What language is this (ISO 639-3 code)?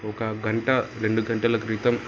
tel